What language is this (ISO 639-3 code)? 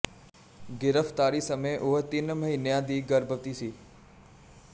pan